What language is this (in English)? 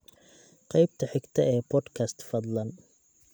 Somali